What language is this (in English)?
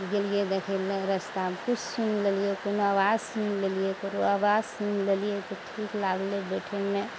Maithili